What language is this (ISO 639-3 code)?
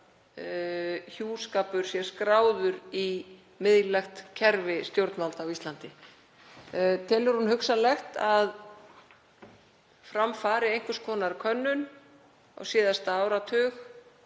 isl